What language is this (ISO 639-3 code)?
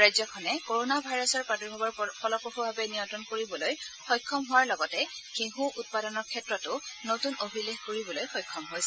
asm